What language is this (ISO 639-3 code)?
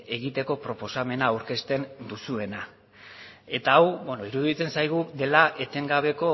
eus